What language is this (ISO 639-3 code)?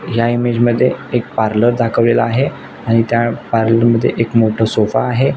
mar